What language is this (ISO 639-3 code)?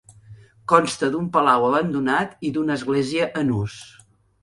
cat